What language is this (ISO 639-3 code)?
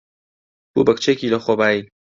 ckb